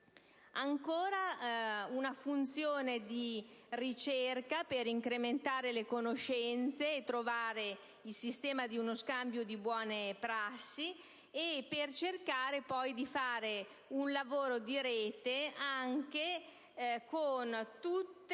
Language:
Italian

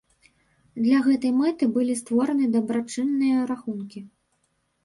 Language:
Belarusian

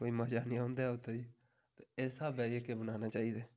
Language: Dogri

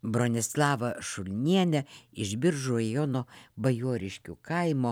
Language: Lithuanian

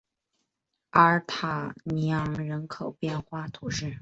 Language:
Chinese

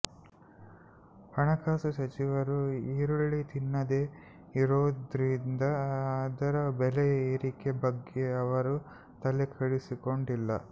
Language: Kannada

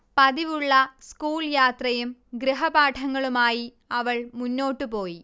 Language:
Malayalam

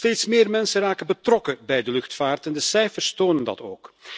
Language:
Dutch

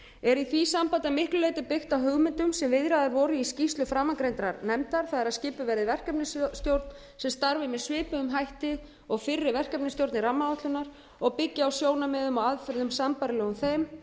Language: Icelandic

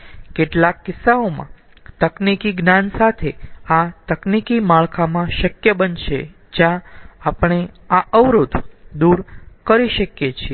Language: Gujarati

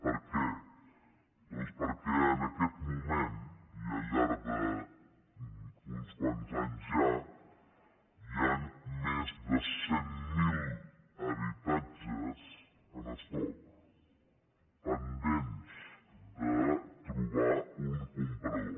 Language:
Catalan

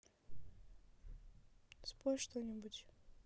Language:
Russian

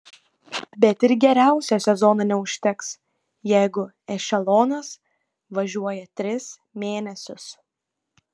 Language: Lithuanian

